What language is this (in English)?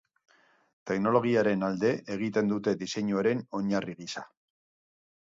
Basque